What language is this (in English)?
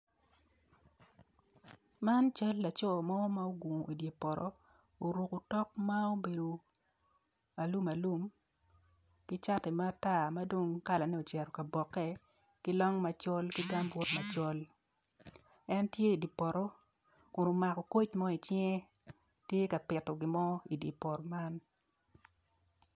Acoli